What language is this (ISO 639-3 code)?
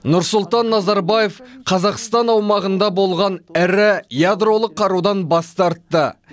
kaz